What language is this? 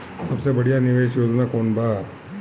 Bhojpuri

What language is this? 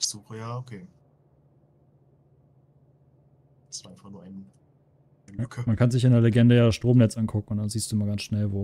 German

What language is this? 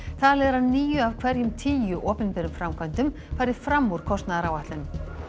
Icelandic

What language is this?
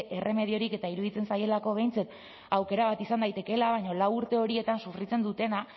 Basque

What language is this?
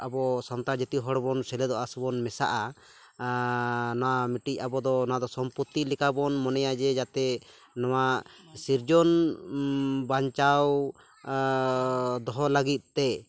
Santali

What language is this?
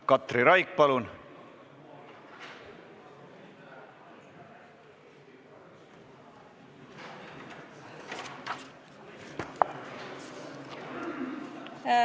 Estonian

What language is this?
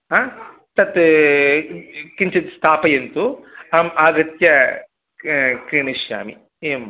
Sanskrit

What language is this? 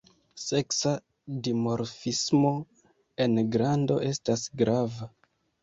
Esperanto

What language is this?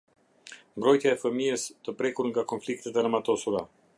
Albanian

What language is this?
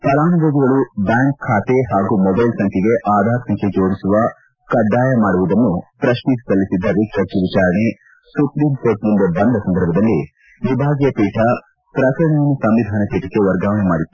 Kannada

